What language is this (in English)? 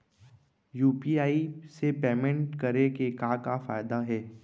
Chhattisgarhi